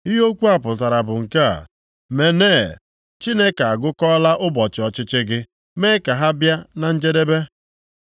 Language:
Igbo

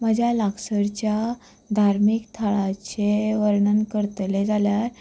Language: Konkani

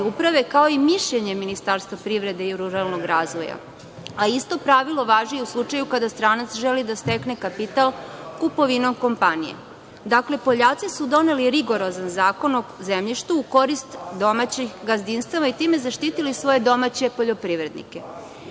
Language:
Serbian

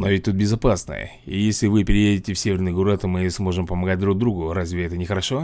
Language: Russian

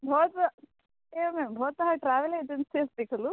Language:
Sanskrit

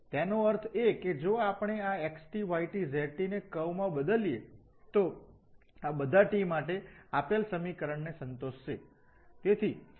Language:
Gujarati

